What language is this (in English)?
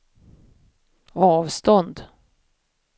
Swedish